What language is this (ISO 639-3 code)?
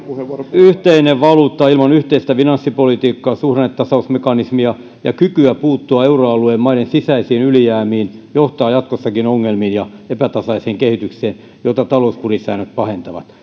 fin